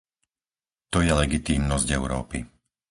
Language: Slovak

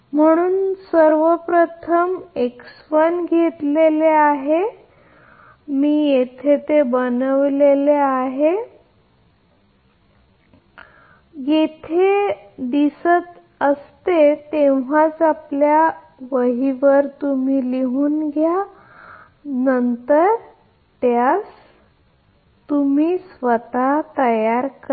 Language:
Marathi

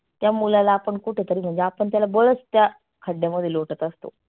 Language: Marathi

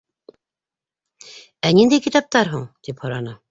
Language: Bashkir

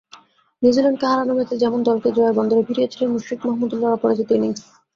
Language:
Bangla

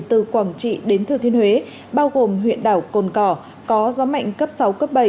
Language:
Vietnamese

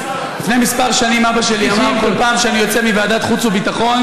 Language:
Hebrew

